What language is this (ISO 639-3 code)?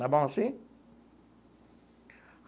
por